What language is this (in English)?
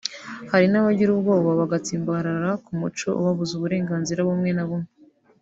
Kinyarwanda